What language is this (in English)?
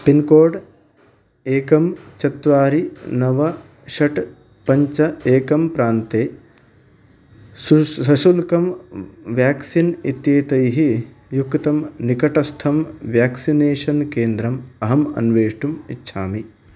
Sanskrit